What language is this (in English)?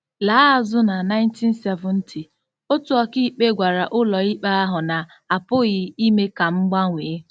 Igbo